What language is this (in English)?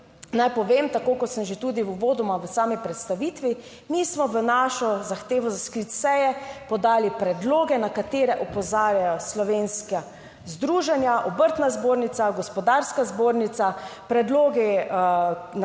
Slovenian